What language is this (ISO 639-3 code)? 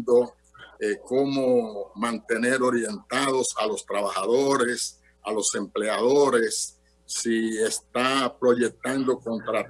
spa